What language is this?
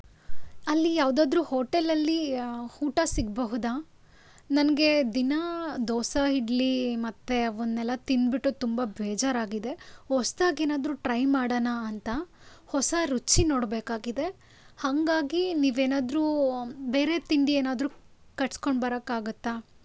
Kannada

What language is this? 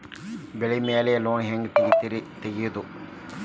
Kannada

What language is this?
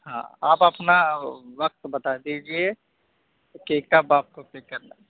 Urdu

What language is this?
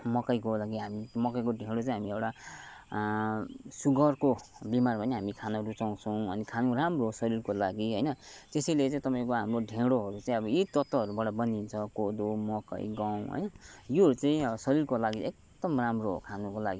Nepali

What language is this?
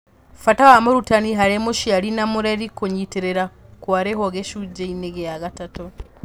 Kikuyu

